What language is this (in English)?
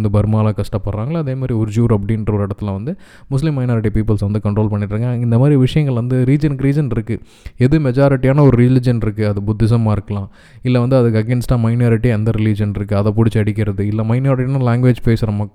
Tamil